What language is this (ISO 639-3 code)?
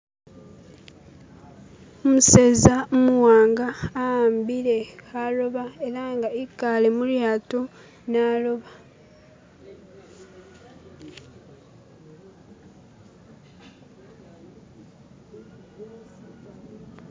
myx